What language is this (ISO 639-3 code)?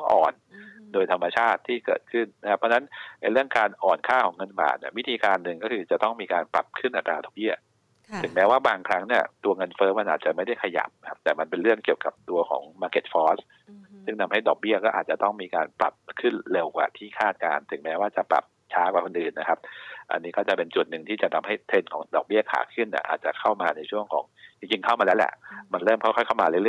tha